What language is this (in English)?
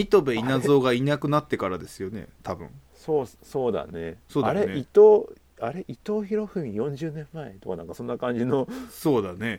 Japanese